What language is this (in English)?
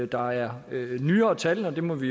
Danish